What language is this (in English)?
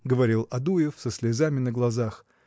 Russian